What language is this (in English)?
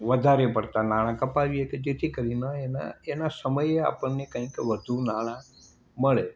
Gujarati